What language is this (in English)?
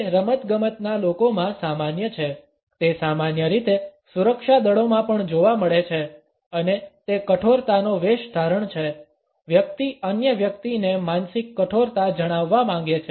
Gujarati